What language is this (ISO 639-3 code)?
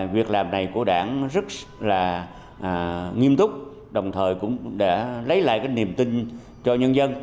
vie